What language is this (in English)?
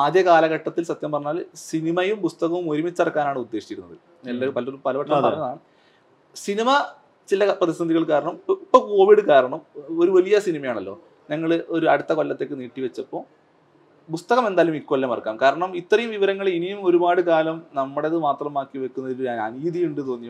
Malayalam